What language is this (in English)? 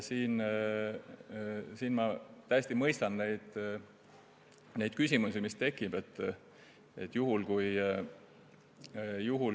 Estonian